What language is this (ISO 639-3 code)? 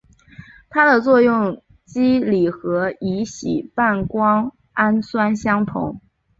zho